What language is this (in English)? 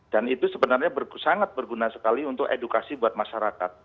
Indonesian